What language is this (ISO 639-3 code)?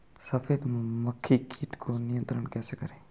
hin